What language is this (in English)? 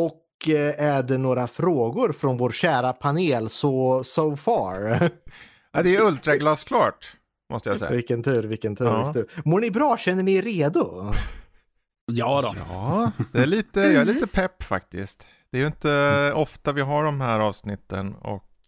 Swedish